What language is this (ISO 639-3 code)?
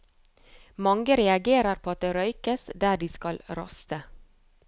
nor